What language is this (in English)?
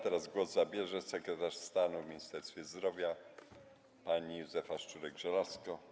Polish